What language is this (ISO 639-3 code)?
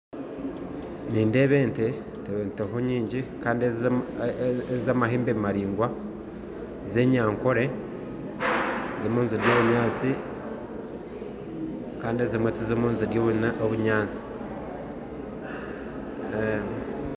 nyn